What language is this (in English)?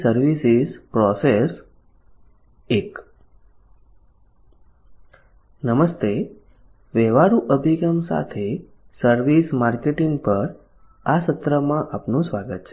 Gujarati